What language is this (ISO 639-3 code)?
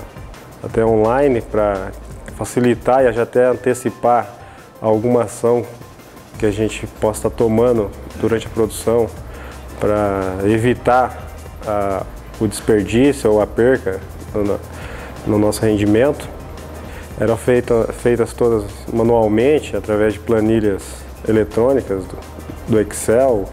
por